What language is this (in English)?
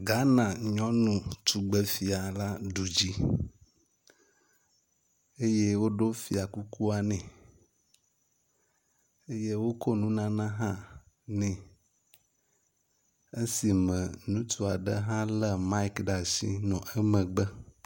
Ewe